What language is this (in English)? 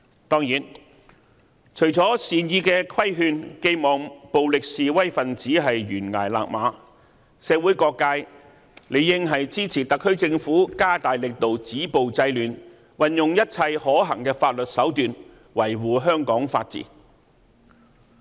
Cantonese